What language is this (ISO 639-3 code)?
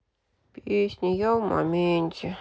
rus